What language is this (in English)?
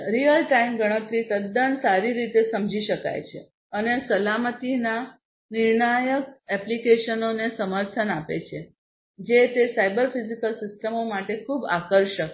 Gujarati